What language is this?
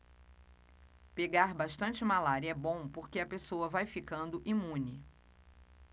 Portuguese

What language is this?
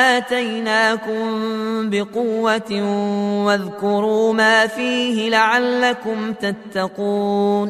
Arabic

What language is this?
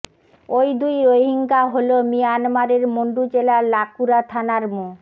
Bangla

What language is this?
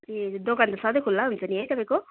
Nepali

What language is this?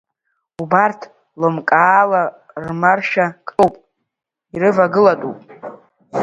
Abkhazian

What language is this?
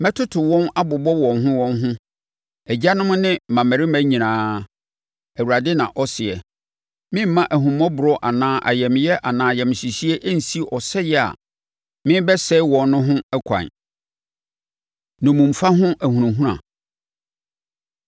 Akan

